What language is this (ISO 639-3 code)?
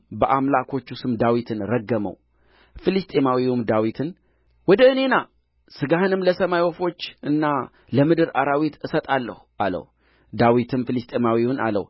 amh